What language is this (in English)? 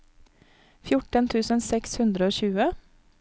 Norwegian